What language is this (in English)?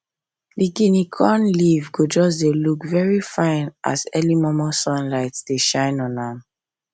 Nigerian Pidgin